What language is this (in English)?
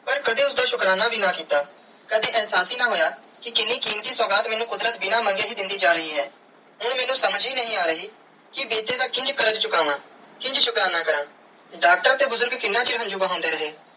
Punjabi